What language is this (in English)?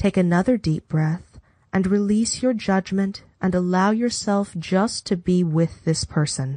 English